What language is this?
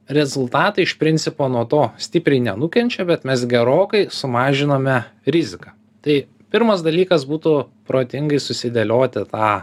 Lithuanian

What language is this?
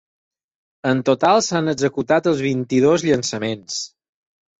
Catalan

